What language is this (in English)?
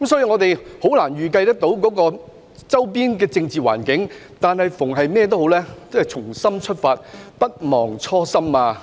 Cantonese